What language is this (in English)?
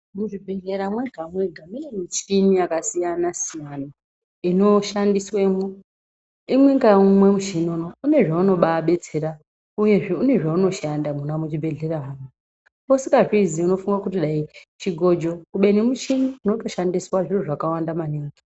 Ndau